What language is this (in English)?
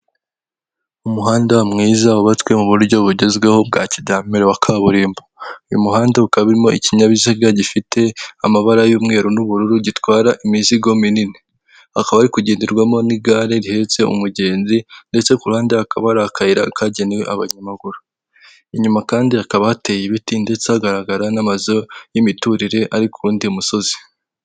Kinyarwanda